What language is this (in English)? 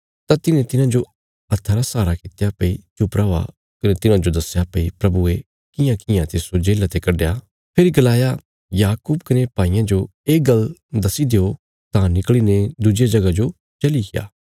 Bilaspuri